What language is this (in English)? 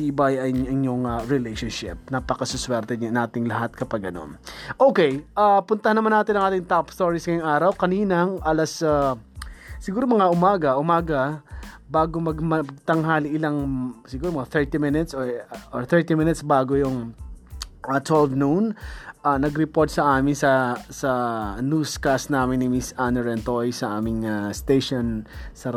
Filipino